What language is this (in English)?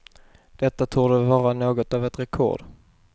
Swedish